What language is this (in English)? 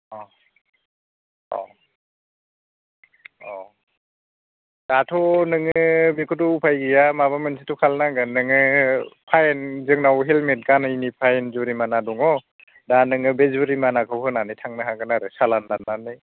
Bodo